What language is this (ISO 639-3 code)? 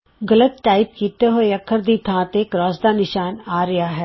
pan